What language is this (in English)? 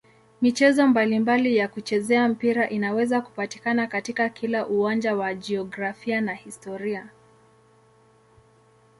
Swahili